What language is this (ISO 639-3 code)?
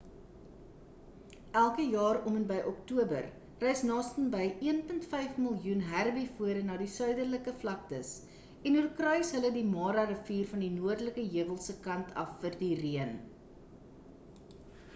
afr